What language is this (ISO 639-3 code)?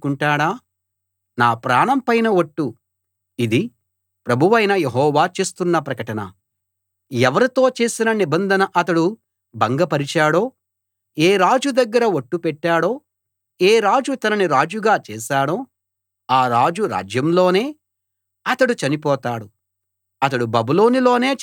tel